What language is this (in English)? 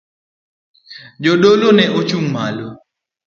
Luo (Kenya and Tanzania)